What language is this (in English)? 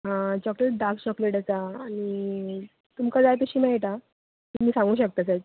Konkani